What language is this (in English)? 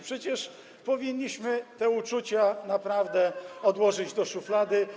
Polish